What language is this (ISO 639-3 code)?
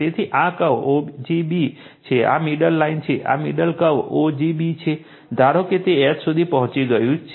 guj